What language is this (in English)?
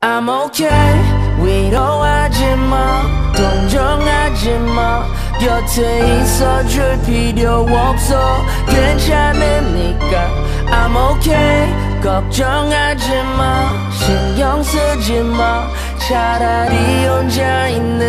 French